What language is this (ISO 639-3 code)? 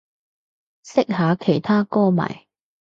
yue